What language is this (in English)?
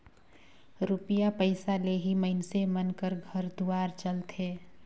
Chhattisgarhi